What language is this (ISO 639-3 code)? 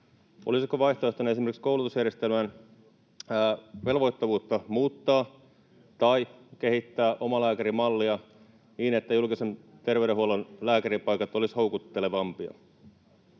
fin